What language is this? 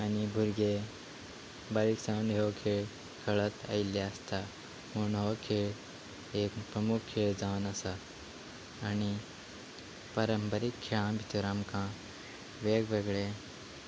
Konkani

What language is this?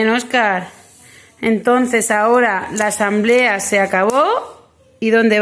Spanish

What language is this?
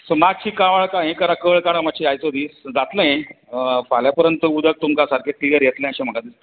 Konkani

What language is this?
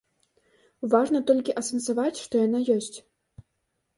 Belarusian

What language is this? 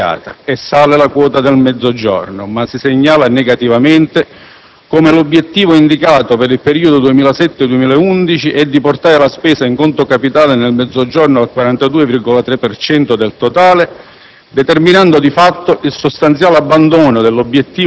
Italian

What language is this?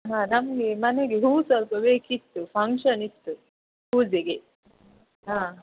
Kannada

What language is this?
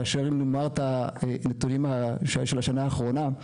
Hebrew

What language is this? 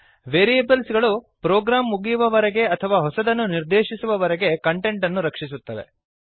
Kannada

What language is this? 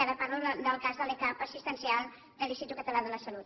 Catalan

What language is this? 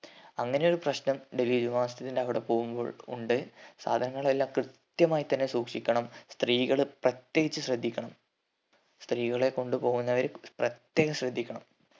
Malayalam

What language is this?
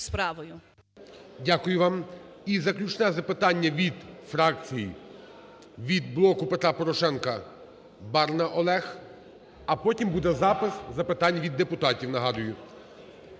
Ukrainian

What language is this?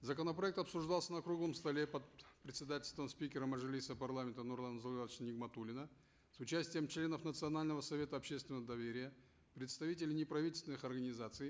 Kazakh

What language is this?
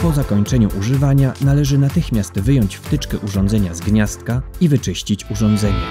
Polish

